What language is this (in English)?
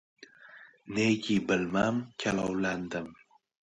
Uzbek